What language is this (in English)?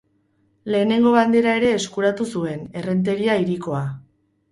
Basque